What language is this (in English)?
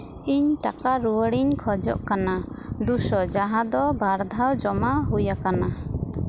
Santali